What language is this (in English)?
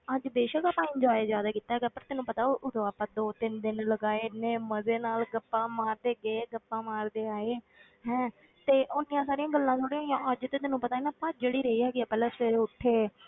Punjabi